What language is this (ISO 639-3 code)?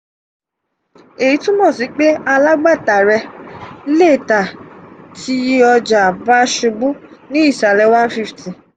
yor